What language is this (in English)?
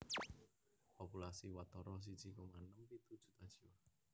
Javanese